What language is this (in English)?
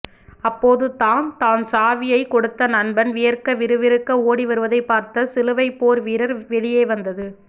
Tamil